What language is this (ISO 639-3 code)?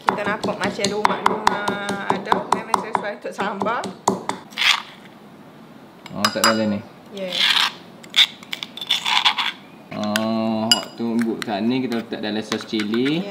msa